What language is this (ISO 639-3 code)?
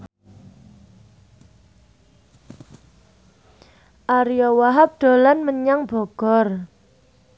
jav